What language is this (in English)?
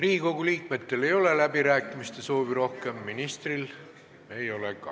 Estonian